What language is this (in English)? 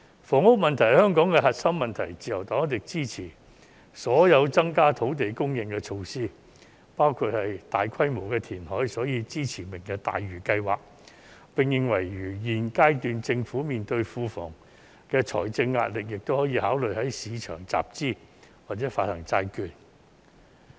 Cantonese